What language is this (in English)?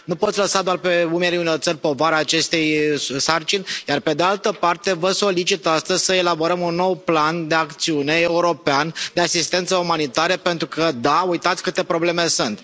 Romanian